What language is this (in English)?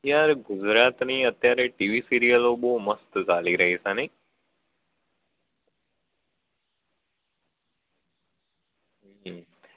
Gujarati